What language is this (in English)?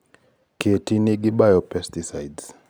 Luo (Kenya and Tanzania)